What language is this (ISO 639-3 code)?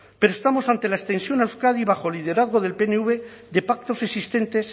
spa